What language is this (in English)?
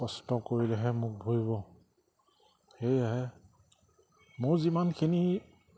Assamese